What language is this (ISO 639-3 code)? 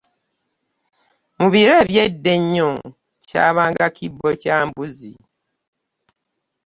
lug